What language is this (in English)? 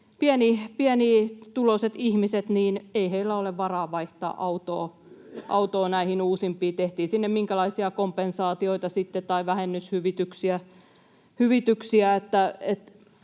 Finnish